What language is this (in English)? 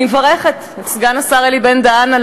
Hebrew